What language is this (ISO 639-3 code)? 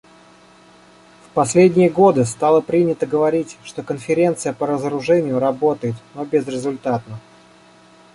rus